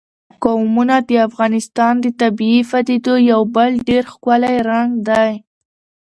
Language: Pashto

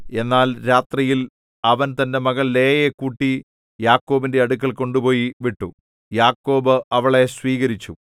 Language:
Malayalam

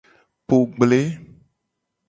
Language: Gen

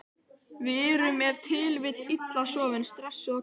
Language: Icelandic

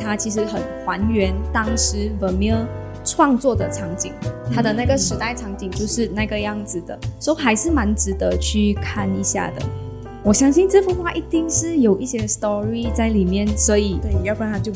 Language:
Chinese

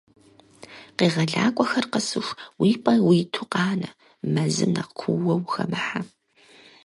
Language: Kabardian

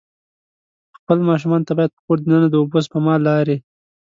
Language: Pashto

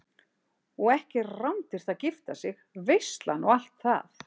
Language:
Icelandic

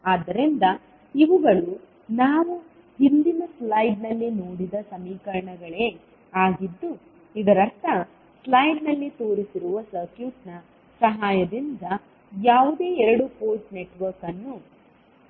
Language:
Kannada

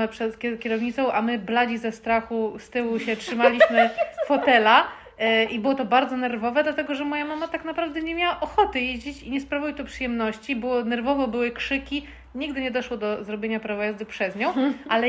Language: Polish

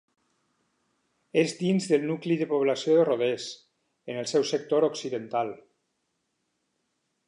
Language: Catalan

